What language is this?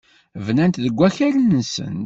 Kabyle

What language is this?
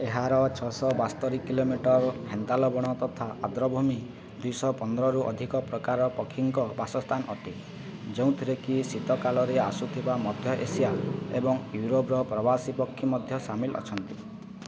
Odia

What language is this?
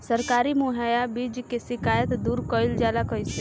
Bhojpuri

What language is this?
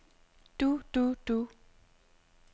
Danish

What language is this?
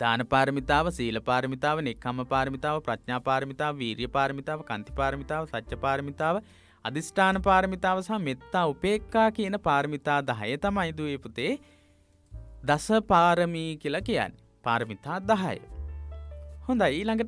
Hindi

